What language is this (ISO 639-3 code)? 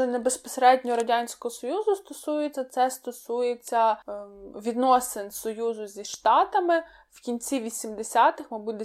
ukr